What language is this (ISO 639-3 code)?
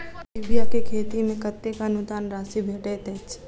mai